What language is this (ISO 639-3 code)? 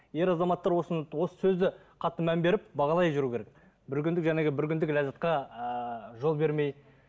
kaz